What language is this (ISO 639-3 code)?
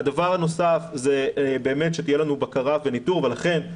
heb